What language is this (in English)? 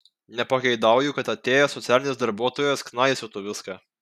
Lithuanian